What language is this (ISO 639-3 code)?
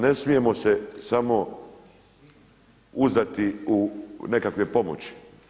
hrv